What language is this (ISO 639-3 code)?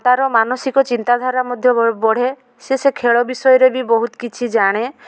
ori